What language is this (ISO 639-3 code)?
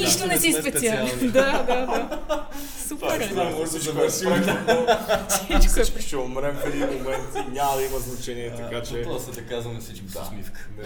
bul